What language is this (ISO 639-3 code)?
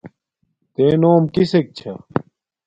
dmk